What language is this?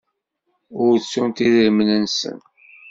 Kabyle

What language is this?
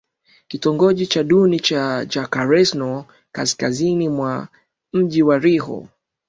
Swahili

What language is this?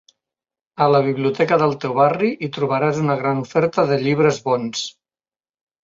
Catalan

